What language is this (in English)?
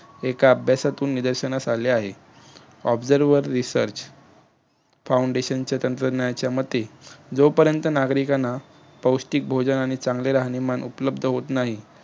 Marathi